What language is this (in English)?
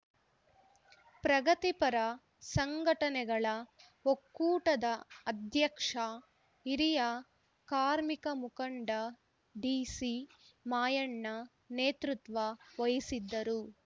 Kannada